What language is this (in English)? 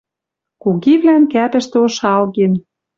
Western Mari